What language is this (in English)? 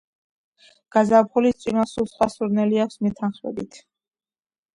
Georgian